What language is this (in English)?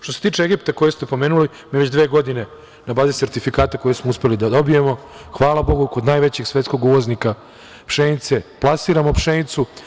Serbian